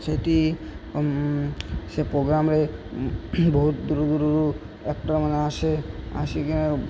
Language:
Odia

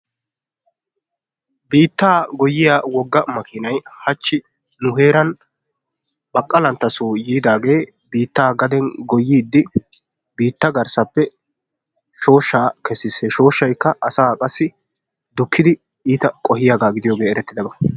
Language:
Wolaytta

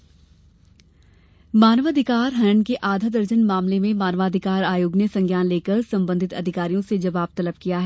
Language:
Hindi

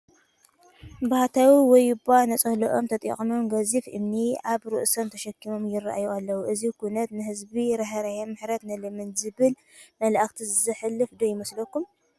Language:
Tigrinya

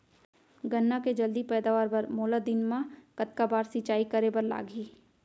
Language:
Chhattisgarhi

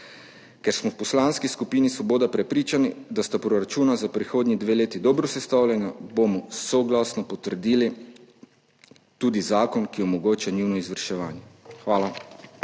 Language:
Slovenian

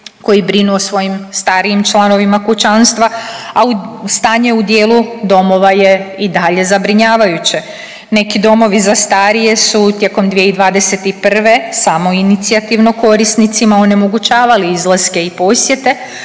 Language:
Croatian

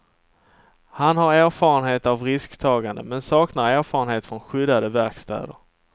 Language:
Swedish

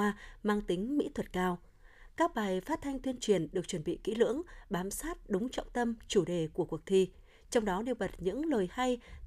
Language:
Vietnamese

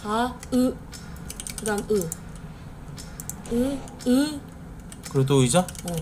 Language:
Korean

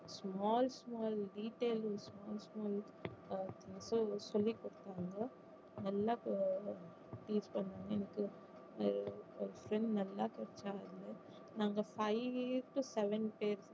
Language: Tamil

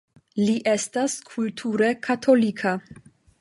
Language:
Esperanto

